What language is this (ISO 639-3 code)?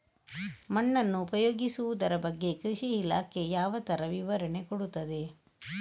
kan